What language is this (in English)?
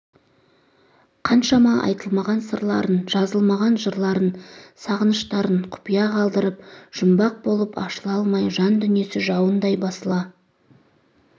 Kazakh